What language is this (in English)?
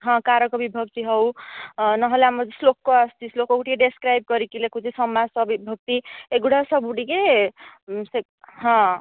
Odia